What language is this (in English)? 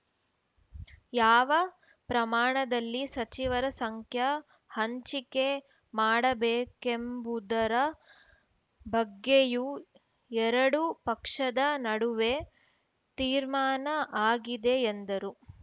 Kannada